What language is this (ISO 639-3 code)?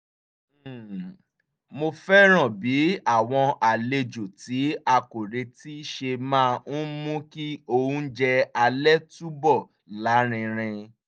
yor